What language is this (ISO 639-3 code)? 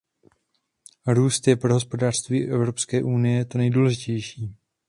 ces